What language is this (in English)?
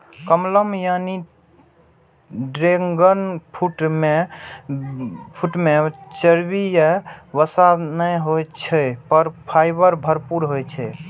Maithili